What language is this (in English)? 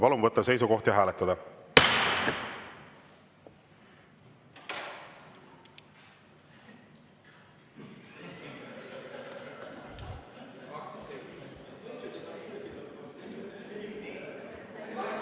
Estonian